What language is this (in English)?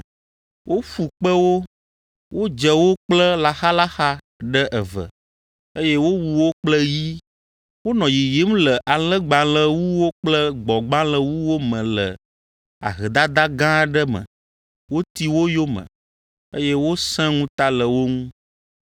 Ewe